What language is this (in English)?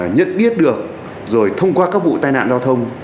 Vietnamese